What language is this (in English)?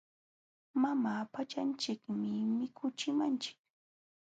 Jauja Wanca Quechua